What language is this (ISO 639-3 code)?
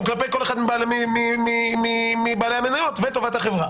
heb